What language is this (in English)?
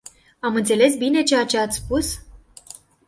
Romanian